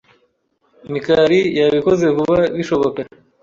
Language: Kinyarwanda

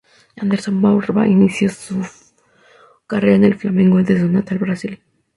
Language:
Spanish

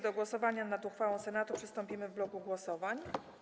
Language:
Polish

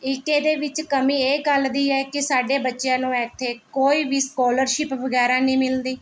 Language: Punjabi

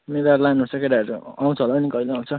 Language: Nepali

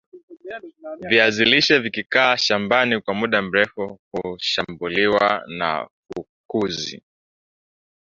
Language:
Swahili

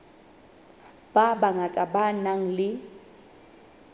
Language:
Southern Sotho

